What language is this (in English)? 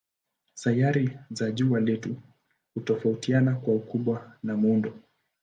Swahili